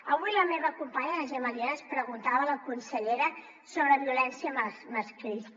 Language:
Catalan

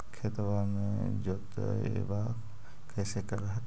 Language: Magahi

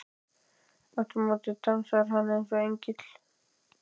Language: Icelandic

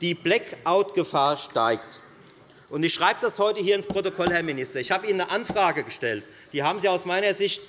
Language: German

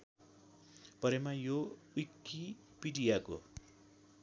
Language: Nepali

